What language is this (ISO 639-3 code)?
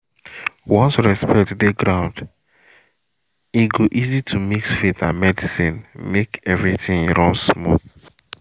pcm